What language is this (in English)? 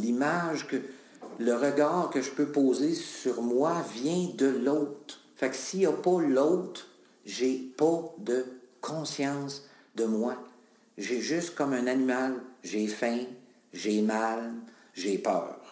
French